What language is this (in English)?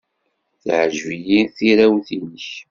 Kabyle